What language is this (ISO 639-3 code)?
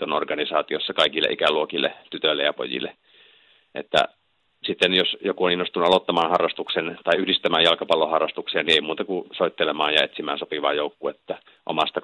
fin